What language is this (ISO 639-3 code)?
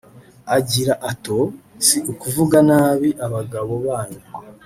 kin